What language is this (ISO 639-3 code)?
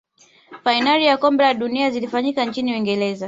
swa